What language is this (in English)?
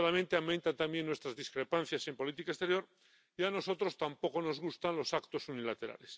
Spanish